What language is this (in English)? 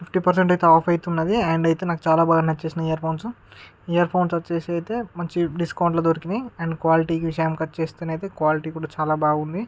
Telugu